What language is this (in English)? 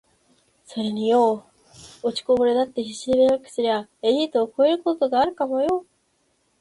Japanese